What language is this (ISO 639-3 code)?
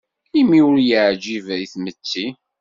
kab